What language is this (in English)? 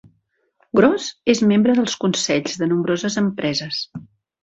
Catalan